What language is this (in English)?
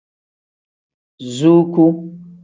Tem